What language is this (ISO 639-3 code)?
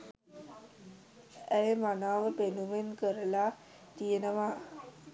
sin